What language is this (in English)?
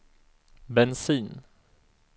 Swedish